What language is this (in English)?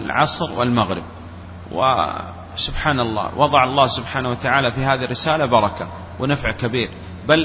Arabic